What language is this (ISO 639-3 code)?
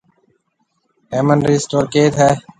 mve